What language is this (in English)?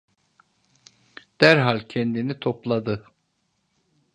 Turkish